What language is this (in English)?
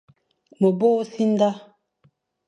Fang